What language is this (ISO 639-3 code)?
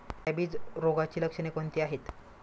mar